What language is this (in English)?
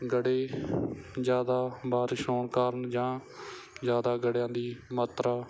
Punjabi